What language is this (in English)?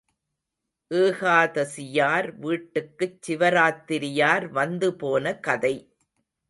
Tamil